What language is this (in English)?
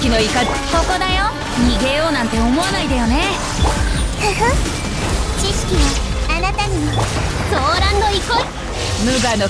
Japanese